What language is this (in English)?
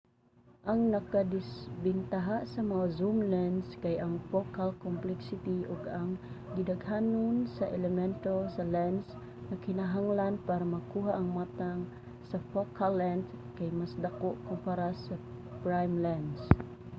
Cebuano